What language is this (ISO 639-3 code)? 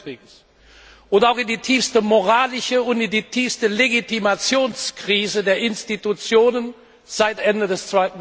deu